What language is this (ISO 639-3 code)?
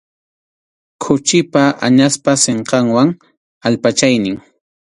qxu